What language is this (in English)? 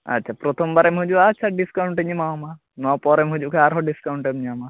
Santali